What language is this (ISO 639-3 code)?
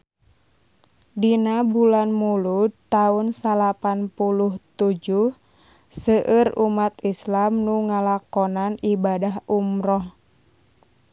sun